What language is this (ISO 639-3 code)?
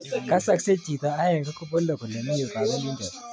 kln